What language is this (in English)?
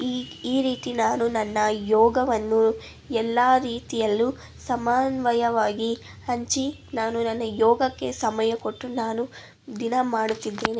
Kannada